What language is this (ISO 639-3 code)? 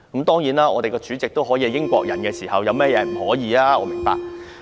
yue